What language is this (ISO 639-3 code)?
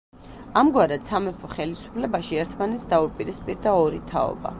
kat